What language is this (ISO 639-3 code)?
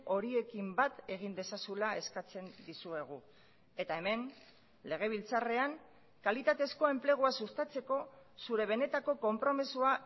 eus